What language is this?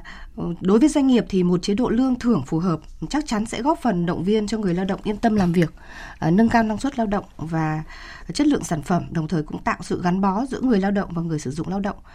Vietnamese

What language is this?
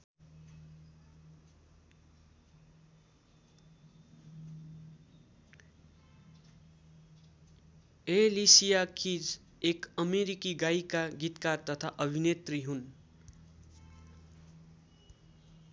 Nepali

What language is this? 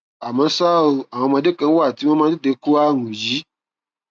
Yoruba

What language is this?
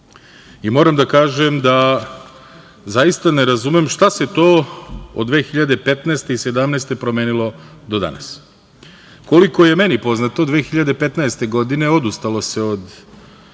Serbian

